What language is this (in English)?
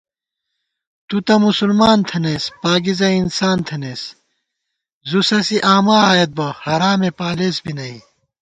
Gawar-Bati